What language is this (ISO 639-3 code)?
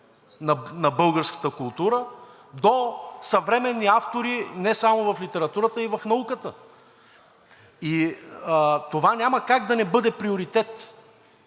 bul